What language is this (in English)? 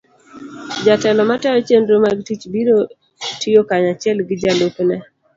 Luo (Kenya and Tanzania)